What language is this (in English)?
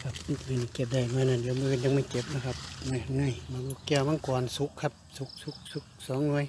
Thai